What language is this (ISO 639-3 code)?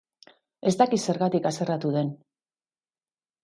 eus